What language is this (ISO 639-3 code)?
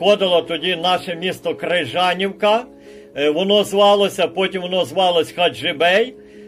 ukr